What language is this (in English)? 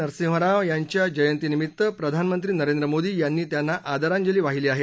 Marathi